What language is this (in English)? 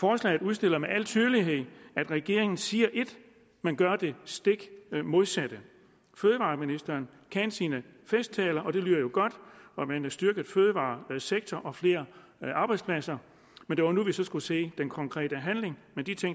Danish